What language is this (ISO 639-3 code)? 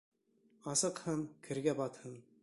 bak